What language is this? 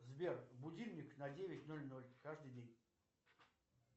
Russian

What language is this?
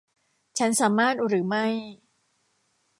Thai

